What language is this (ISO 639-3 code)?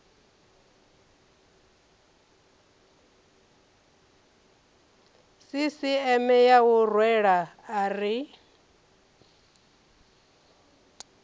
ven